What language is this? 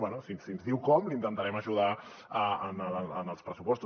Catalan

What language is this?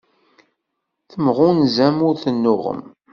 Kabyle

